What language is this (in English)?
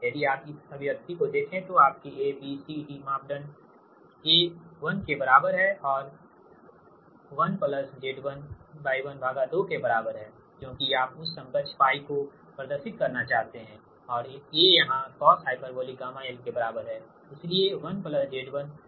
Hindi